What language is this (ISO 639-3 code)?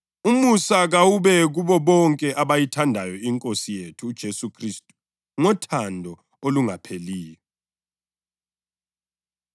nde